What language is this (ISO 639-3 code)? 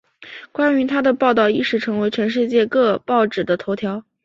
zho